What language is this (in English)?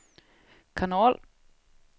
Swedish